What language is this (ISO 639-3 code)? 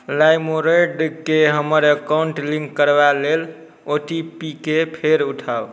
mai